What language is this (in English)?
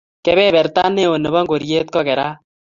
Kalenjin